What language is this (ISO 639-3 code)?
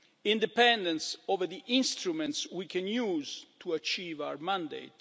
eng